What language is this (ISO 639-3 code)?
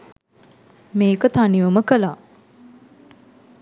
sin